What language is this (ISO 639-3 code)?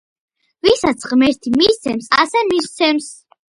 kat